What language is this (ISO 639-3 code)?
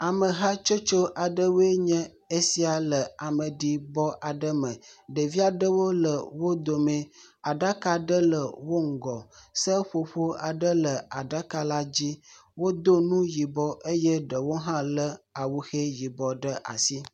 ewe